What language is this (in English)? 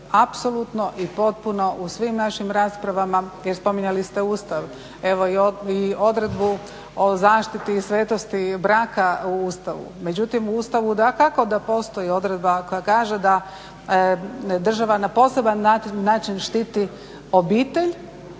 Croatian